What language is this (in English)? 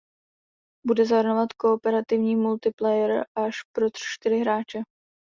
Czech